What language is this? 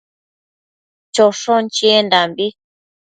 Matsés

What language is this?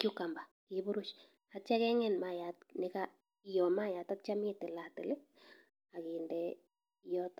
Kalenjin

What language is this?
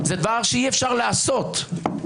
Hebrew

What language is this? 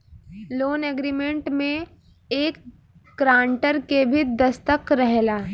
Bhojpuri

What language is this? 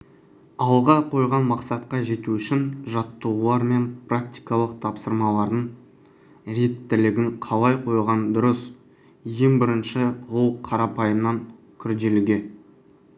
Kazakh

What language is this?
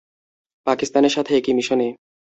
Bangla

